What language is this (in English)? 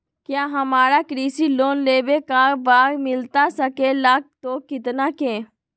Magahi